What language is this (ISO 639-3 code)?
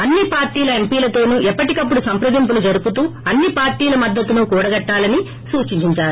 tel